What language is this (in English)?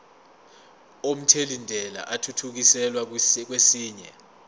Zulu